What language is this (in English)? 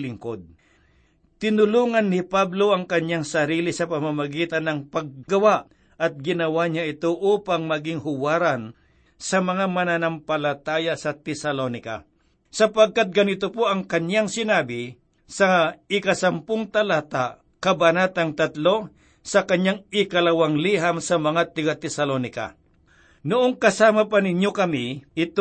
Filipino